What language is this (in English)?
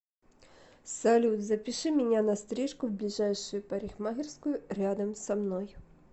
Russian